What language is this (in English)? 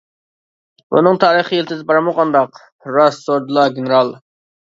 Uyghur